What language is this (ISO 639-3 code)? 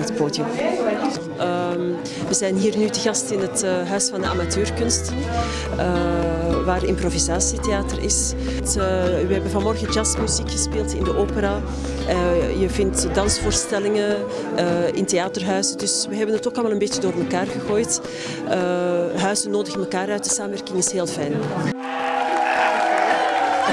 nld